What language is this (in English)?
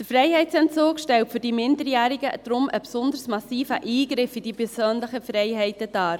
Swiss German